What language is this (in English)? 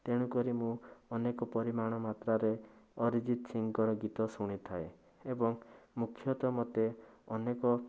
Odia